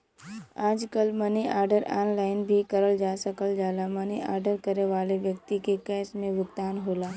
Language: Bhojpuri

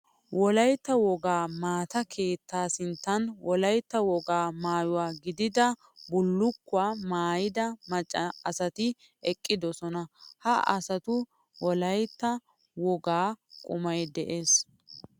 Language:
Wolaytta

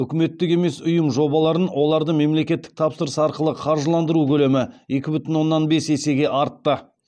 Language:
Kazakh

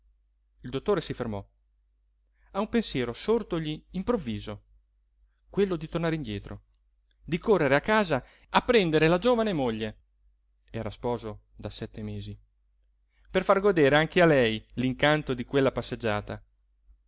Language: Italian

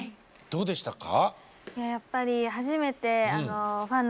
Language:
Japanese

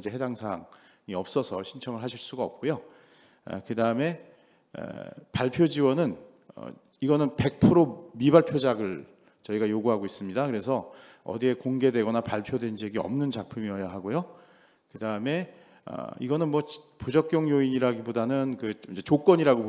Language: Korean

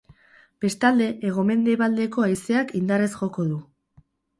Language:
Basque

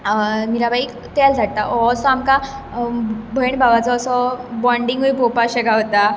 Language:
Konkani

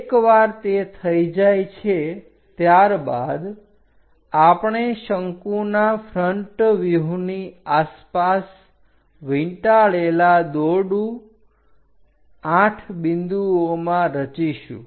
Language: Gujarati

